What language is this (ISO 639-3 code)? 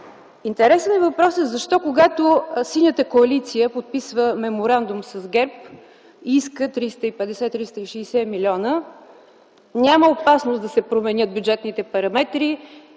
bul